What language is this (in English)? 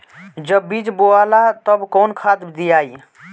Bhojpuri